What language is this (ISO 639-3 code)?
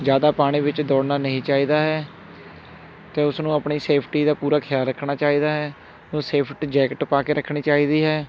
pan